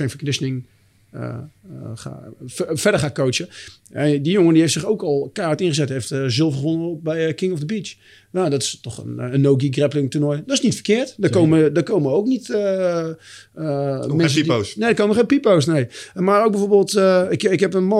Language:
Dutch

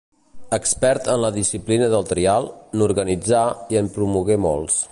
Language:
Catalan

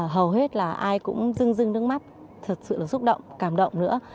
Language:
Vietnamese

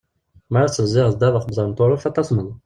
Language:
Kabyle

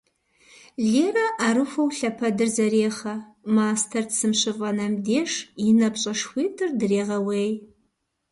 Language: Kabardian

